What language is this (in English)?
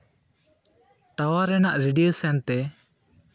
Santali